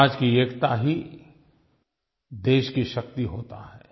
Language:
Hindi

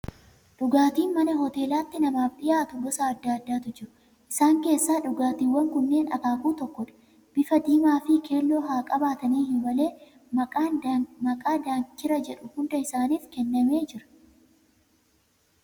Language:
Oromo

